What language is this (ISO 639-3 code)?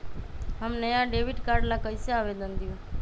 mag